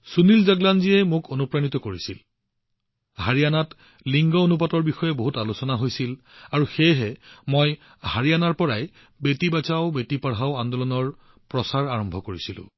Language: Assamese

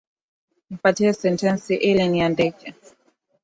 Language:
Swahili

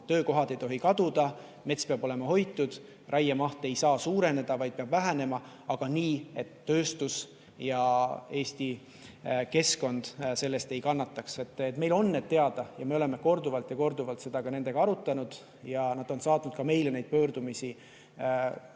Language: Estonian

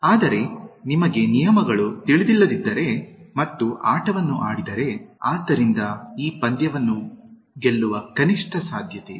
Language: Kannada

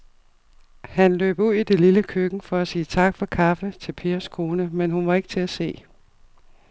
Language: Danish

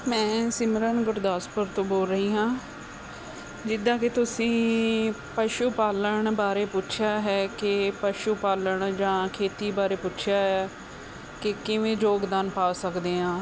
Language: Punjabi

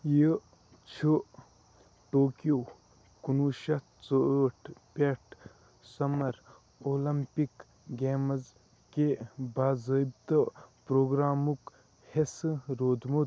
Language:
Kashmiri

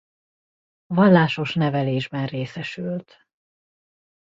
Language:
Hungarian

